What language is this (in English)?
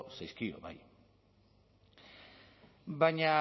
Basque